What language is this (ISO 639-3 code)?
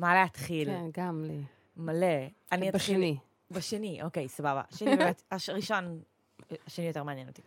heb